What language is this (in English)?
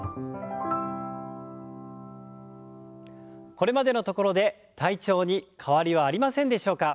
Japanese